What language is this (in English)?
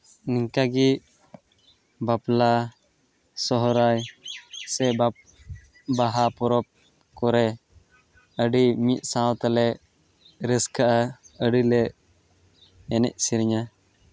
Santali